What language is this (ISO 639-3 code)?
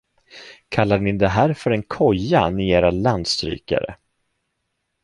swe